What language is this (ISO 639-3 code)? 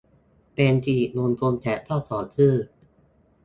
tha